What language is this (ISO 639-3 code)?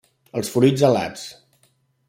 cat